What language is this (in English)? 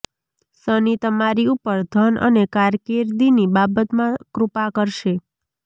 Gujarati